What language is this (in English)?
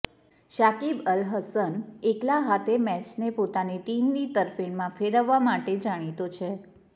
Gujarati